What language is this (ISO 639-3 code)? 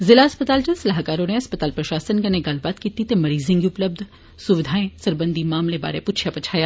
doi